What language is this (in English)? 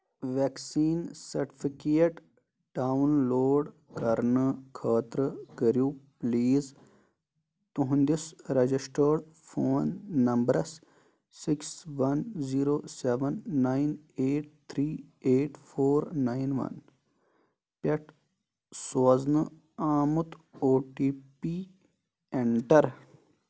Kashmiri